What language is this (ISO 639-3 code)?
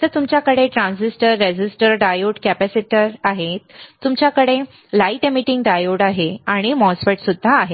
mar